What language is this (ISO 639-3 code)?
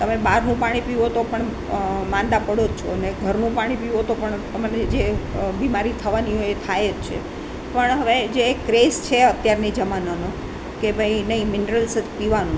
guj